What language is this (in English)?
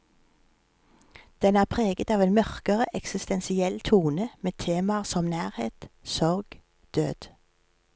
Norwegian